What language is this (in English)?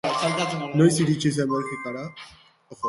Basque